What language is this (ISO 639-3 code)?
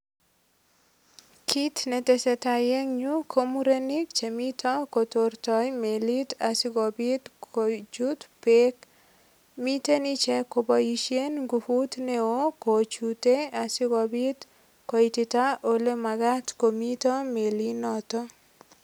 kln